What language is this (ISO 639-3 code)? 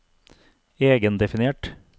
nor